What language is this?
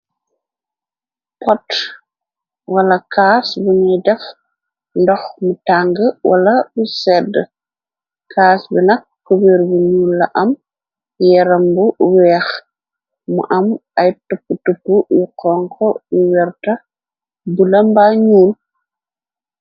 Wolof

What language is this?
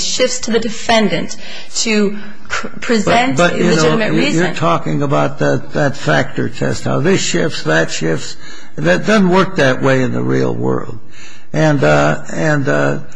English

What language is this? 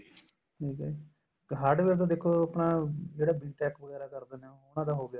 Punjabi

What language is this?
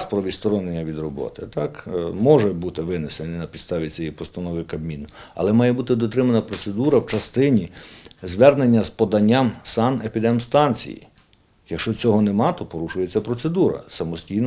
Ukrainian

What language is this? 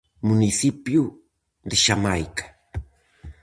Galician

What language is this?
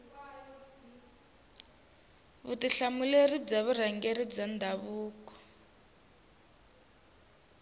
Tsonga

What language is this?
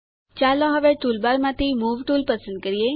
Gujarati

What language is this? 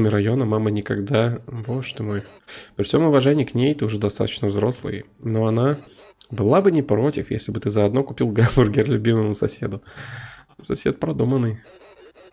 Russian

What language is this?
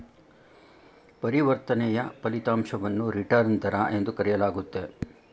Kannada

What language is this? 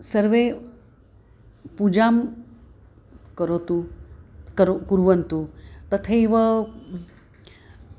Sanskrit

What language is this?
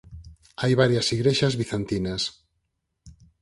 Galician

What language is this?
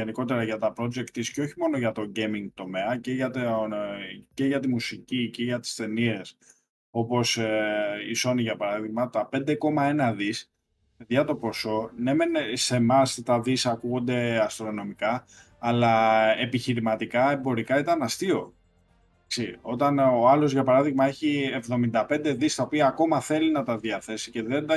Greek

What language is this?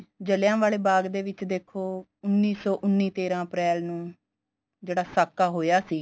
Punjabi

